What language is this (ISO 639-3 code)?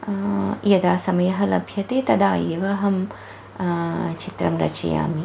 san